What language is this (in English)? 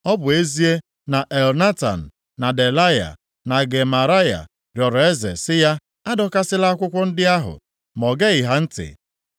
Igbo